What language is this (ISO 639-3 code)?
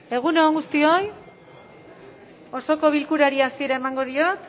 eus